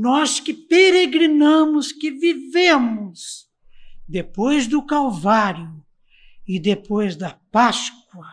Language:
Portuguese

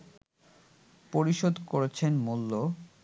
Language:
Bangla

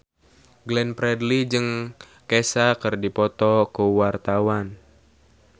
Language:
Sundanese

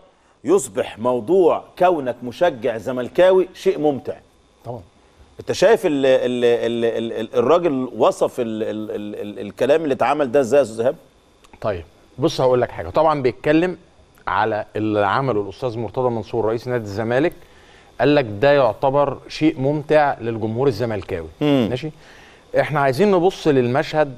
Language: Arabic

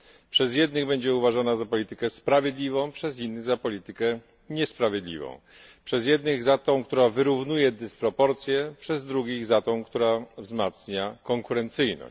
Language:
Polish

